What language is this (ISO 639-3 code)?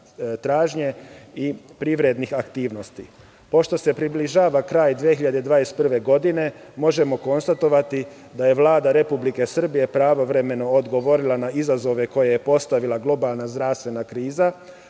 srp